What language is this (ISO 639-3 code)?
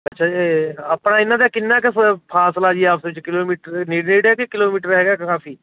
pan